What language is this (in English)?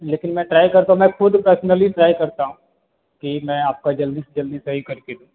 Hindi